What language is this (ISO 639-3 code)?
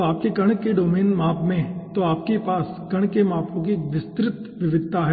hin